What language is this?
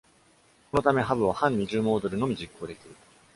Japanese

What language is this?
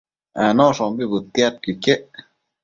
Matsés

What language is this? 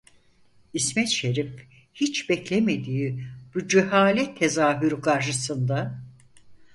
Turkish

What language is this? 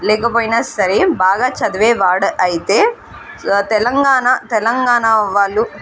Telugu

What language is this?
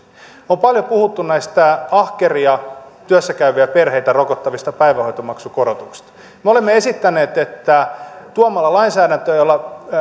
Finnish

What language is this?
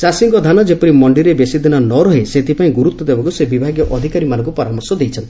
Odia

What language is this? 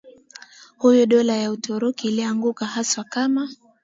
Swahili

